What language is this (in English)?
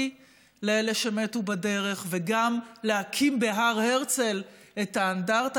Hebrew